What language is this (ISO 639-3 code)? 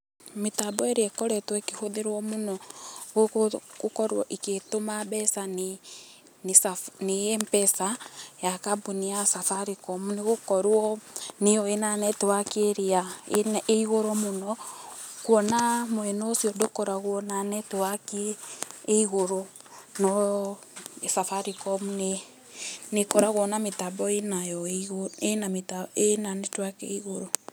kik